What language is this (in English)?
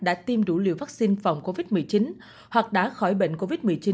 Vietnamese